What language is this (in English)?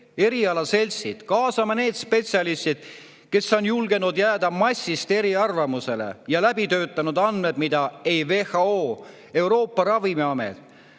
Estonian